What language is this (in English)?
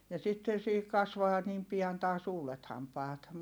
Finnish